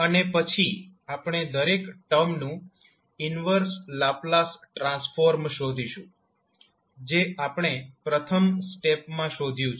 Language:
Gujarati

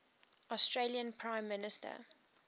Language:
English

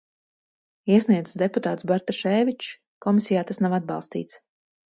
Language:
Latvian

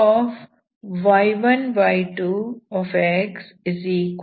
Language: Kannada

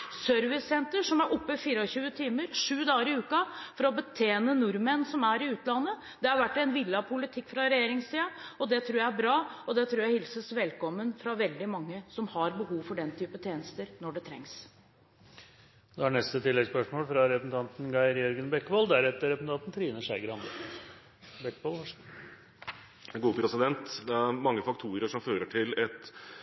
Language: Norwegian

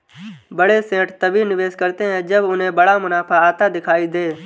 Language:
Hindi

